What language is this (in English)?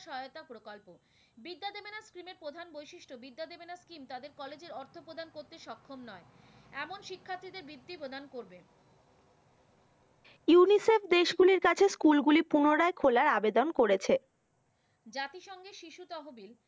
Bangla